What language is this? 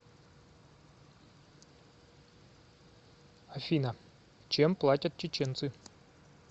Russian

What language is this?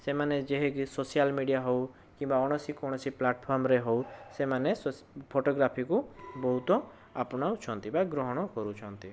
Odia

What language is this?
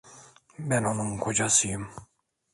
Turkish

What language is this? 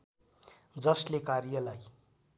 Nepali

